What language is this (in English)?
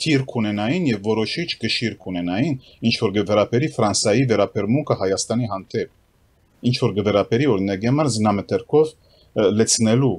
Romanian